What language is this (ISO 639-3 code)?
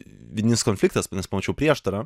lit